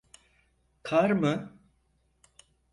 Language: Turkish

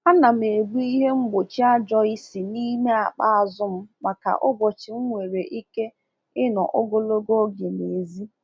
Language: Igbo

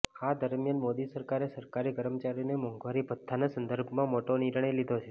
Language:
Gujarati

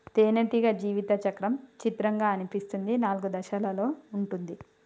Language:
Telugu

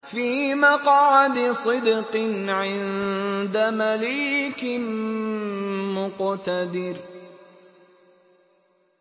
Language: Arabic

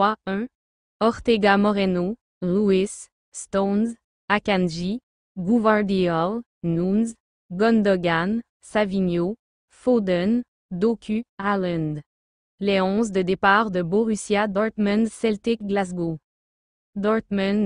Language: French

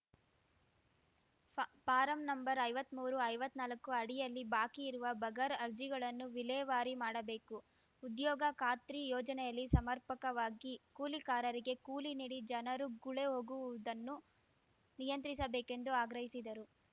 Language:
Kannada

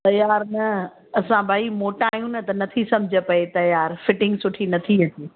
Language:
Sindhi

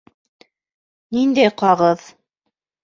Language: Bashkir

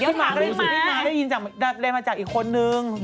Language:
Thai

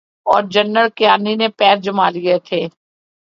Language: Urdu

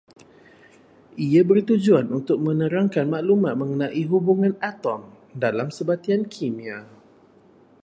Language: Malay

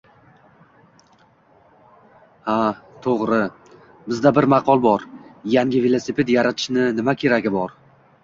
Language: Uzbek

